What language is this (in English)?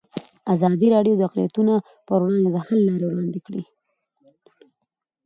Pashto